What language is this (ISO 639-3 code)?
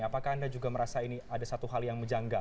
ind